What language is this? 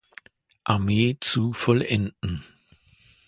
German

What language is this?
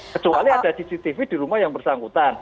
Indonesian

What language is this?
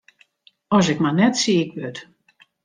Western Frisian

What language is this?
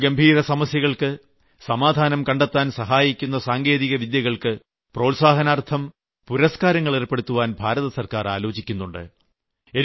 Malayalam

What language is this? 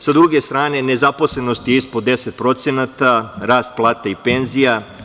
Serbian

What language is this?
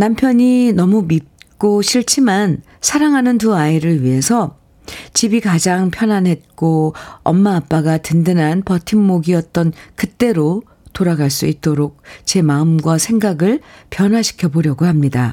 Korean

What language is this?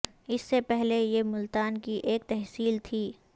Urdu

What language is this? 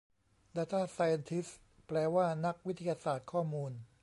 Thai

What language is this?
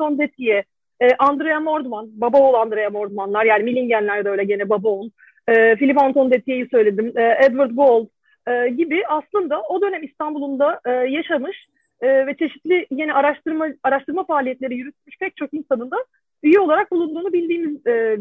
Turkish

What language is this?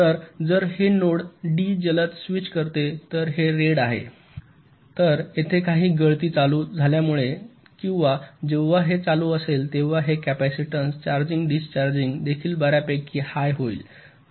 Marathi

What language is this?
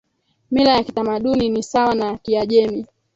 Swahili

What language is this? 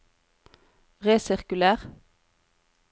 Norwegian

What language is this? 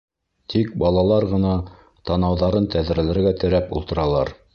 Bashkir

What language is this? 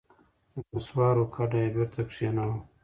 Pashto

